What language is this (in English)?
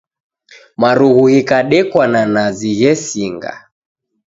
Taita